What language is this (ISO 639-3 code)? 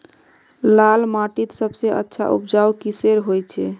mag